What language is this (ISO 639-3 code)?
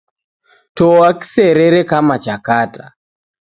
dav